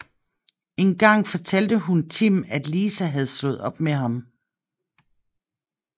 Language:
Danish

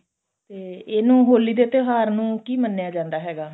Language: Punjabi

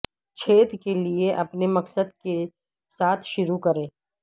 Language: Urdu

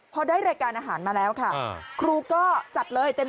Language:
Thai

